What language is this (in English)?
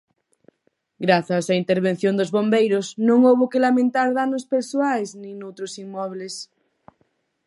Galician